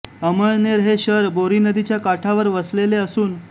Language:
Marathi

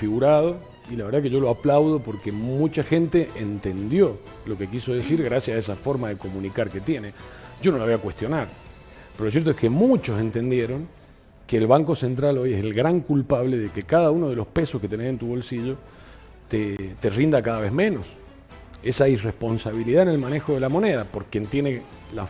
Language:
Spanish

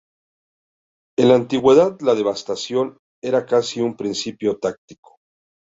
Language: Spanish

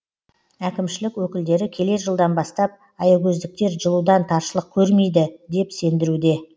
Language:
Kazakh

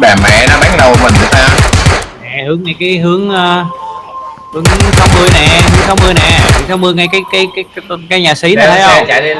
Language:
Vietnamese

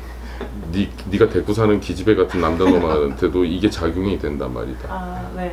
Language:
Korean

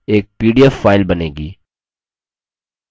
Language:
Hindi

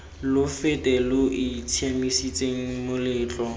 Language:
Tswana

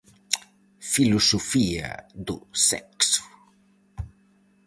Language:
Galician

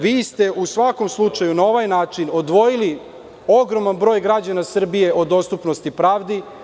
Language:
Serbian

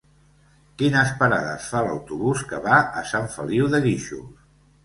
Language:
Catalan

